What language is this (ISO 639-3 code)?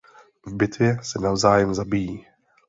ces